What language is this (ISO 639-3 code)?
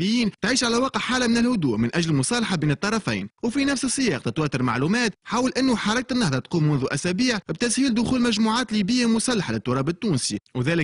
ara